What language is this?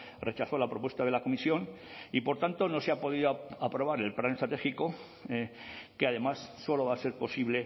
Spanish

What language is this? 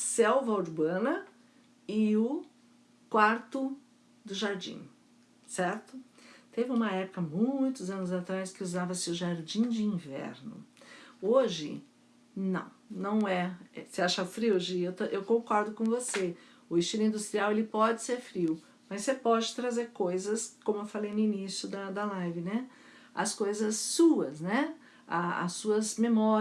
Portuguese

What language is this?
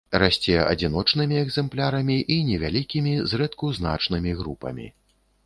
Belarusian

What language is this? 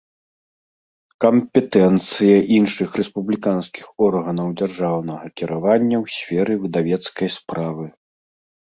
Belarusian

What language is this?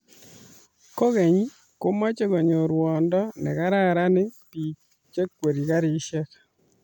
Kalenjin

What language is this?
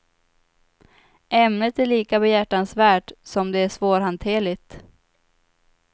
Swedish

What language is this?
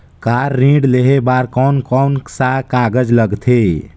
Chhattisgarhi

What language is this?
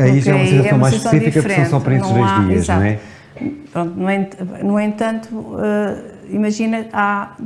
Portuguese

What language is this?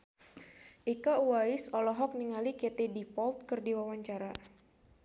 Sundanese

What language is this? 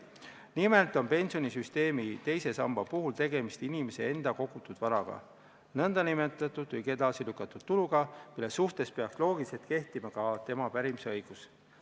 Estonian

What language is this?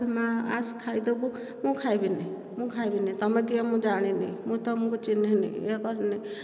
Odia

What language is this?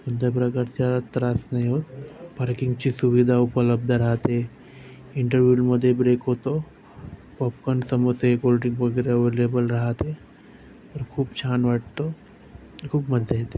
Marathi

